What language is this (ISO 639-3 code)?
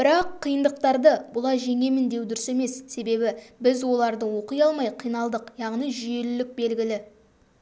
kaz